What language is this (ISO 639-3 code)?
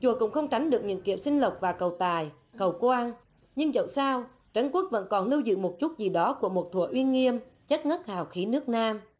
vie